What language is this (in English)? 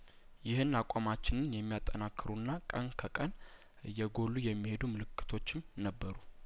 Amharic